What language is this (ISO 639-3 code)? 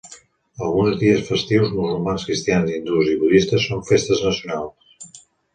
cat